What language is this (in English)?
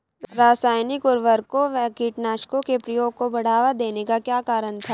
Hindi